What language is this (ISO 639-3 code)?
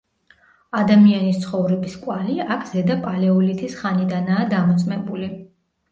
kat